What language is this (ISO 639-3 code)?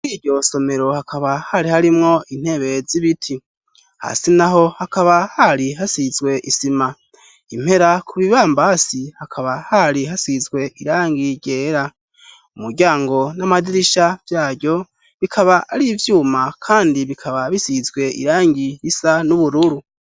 run